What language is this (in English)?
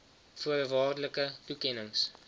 Afrikaans